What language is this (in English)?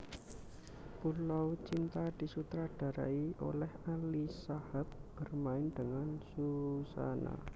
Javanese